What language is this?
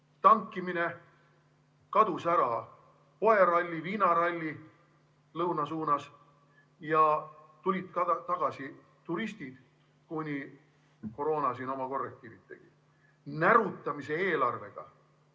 Estonian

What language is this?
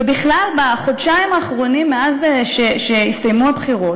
Hebrew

